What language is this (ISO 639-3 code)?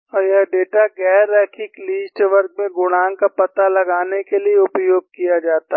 hin